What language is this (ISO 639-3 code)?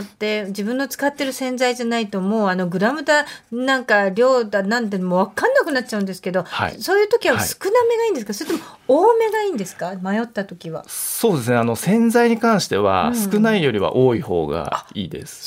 jpn